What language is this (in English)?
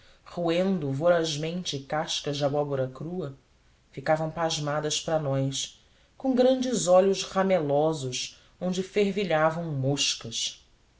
Portuguese